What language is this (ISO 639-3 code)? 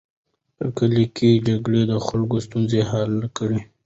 pus